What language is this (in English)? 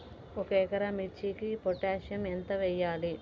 Telugu